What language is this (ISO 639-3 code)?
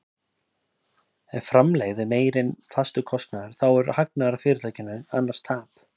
isl